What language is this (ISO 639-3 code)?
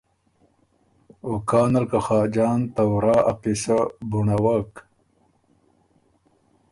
oru